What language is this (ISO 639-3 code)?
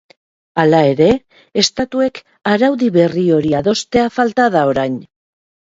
eus